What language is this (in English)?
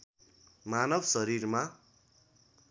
Nepali